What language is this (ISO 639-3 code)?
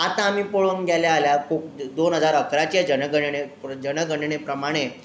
kok